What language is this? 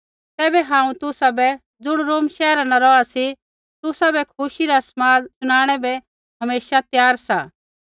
Kullu Pahari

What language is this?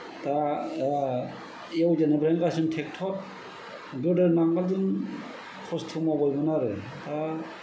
Bodo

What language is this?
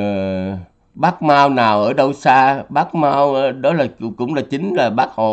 Vietnamese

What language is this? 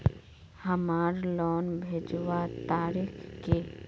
Magahi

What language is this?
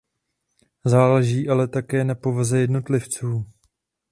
Czech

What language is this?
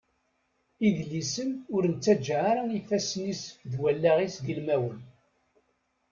Kabyle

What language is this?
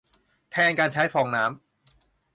Thai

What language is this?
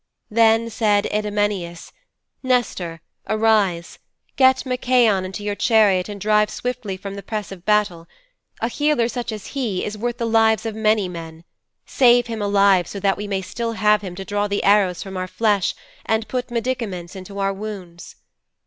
English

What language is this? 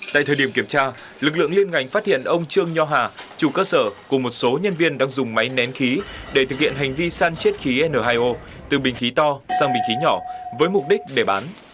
Vietnamese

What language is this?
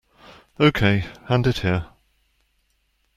English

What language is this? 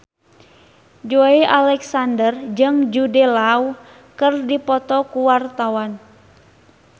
Sundanese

